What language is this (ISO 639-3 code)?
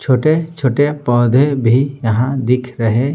hin